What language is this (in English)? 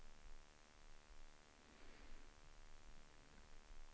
Swedish